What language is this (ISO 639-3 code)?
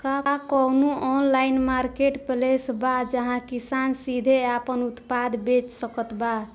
bho